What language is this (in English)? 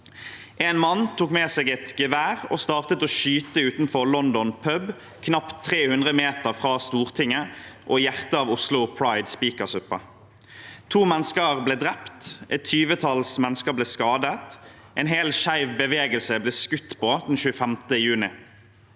Norwegian